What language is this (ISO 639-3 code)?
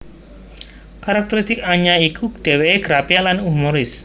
jav